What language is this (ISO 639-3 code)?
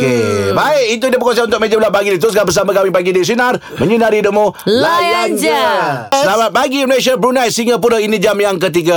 msa